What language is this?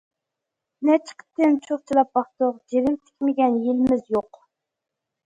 Uyghur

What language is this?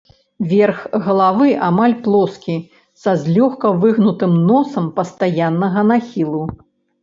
Belarusian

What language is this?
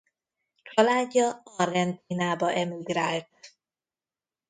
Hungarian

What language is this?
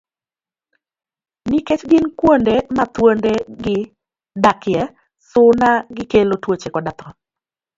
Luo (Kenya and Tanzania)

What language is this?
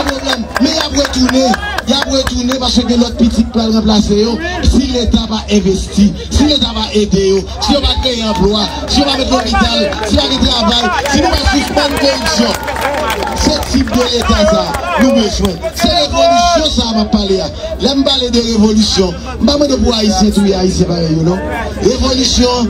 French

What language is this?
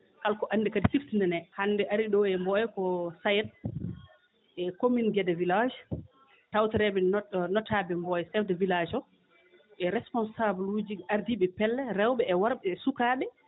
Fula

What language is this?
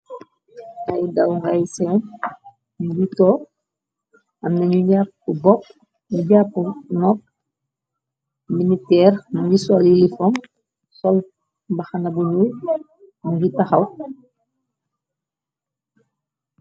Wolof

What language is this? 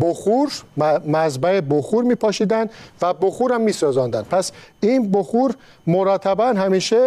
Persian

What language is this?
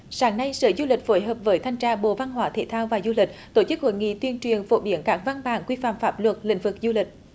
Vietnamese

